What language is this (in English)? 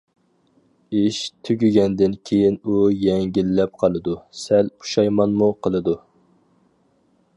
Uyghur